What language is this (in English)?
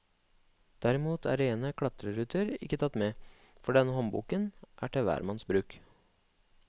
Norwegian